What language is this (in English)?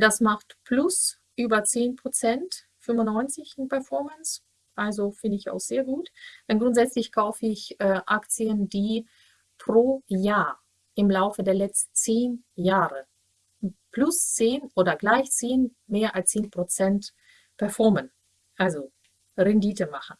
German